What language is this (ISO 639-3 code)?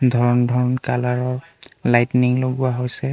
asm